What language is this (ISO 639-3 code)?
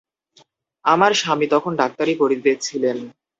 ben